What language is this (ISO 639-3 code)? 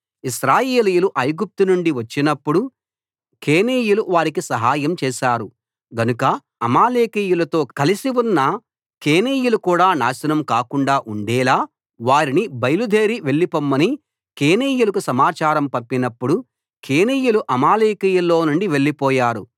tel